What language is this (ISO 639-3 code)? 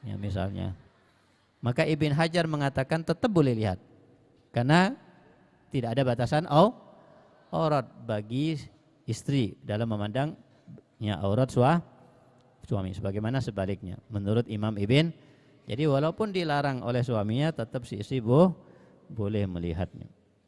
ind